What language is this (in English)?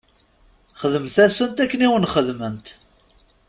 Kabyle